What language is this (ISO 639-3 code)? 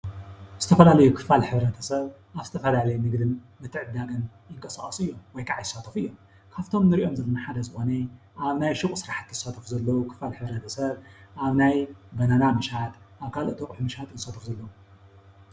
tir